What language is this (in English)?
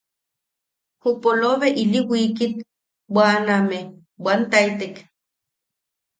Yaqui